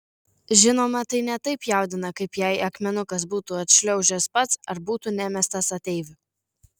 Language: Lithuanian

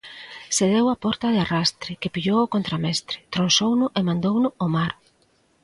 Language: Galician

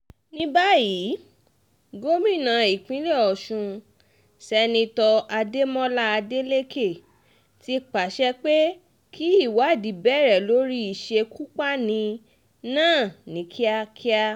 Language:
Yoruba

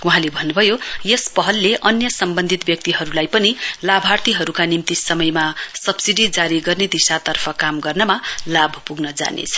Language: Nepali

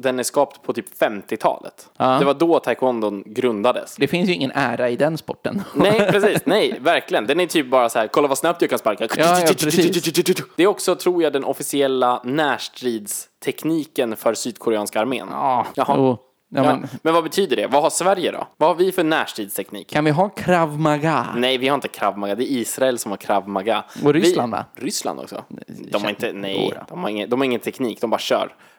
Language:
Swedish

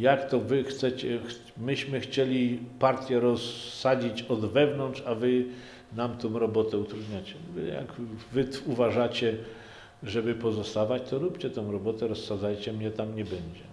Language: Polish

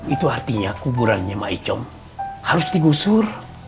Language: Indonesian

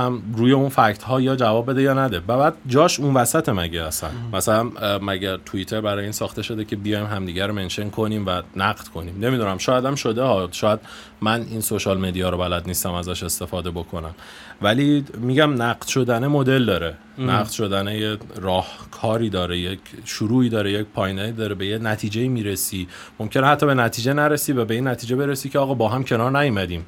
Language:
Persian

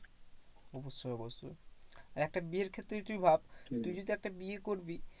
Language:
Bangla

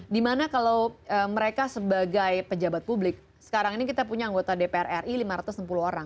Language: Indonesian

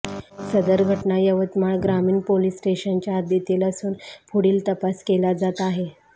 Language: Marathi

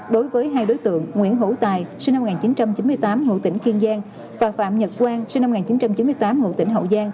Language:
Vietnamese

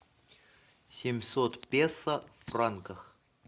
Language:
Russian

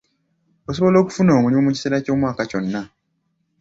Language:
Ganda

